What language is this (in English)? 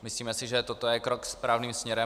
Czech